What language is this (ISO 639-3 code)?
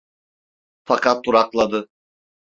tur